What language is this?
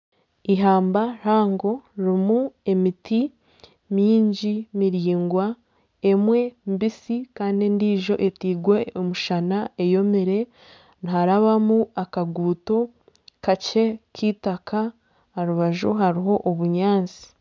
Nyankole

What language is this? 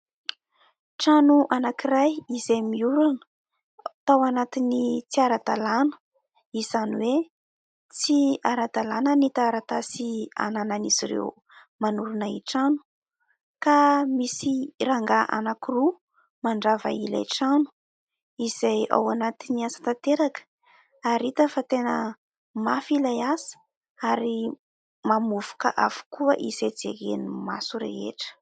Malagasy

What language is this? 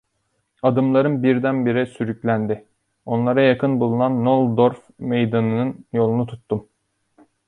Turkish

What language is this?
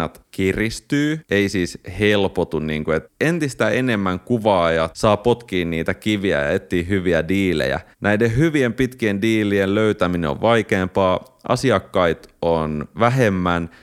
Finnish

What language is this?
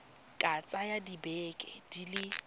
Tswana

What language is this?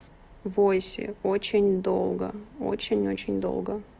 Russian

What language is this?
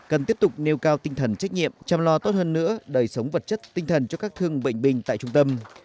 Vietnamese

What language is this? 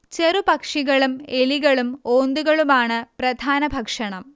Malayalam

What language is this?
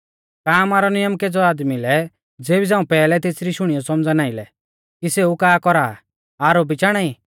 Mahasu Pahari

